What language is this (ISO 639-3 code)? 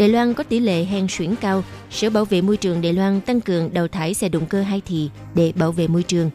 vie